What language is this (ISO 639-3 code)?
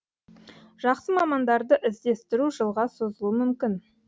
kaz